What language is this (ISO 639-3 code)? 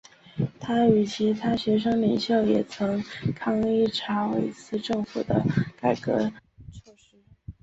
zho